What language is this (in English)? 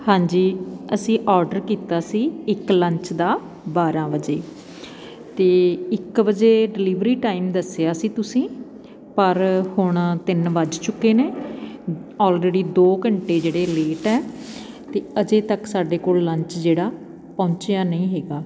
Punjabi